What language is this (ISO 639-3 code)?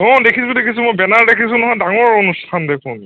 asm